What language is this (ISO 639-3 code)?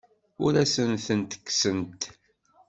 kab